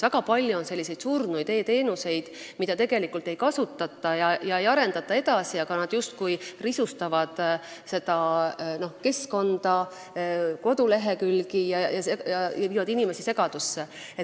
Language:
Estonian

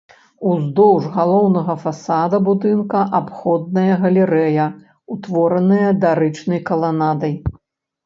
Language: Belarusian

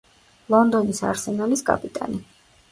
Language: Georgian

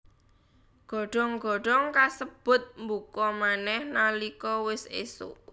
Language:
Javanese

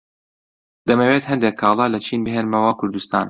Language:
Central Kurdish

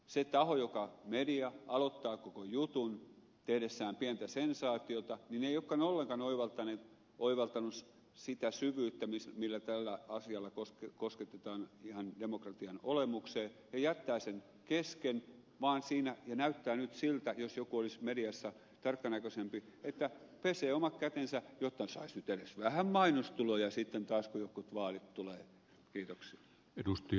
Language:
Finnish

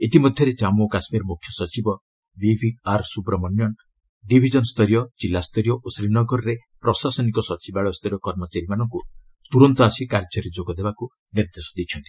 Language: Odia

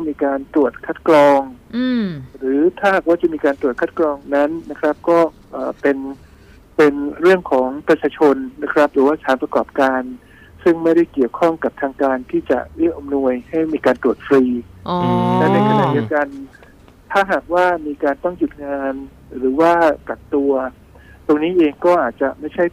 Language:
Thai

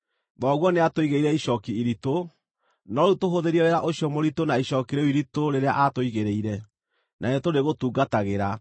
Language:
Kikuyu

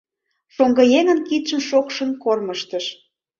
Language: Mari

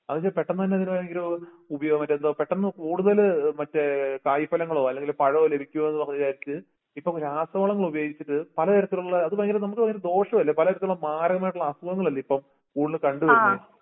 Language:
Malayalam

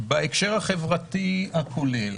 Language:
Hebrew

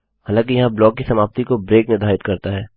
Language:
Hindi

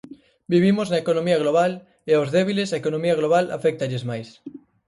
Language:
Galician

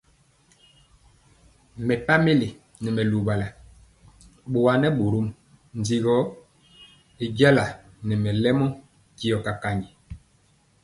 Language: Mpiemo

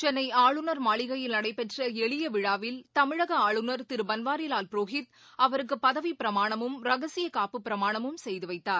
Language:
Tamil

